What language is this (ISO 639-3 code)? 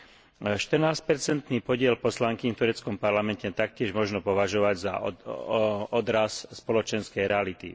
slk